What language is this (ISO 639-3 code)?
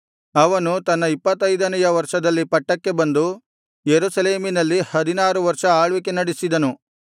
kan